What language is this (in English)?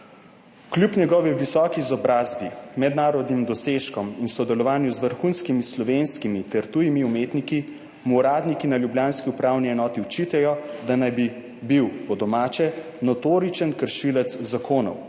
Slovenian